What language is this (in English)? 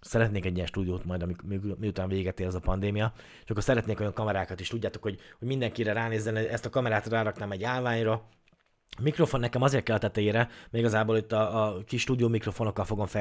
Hungarian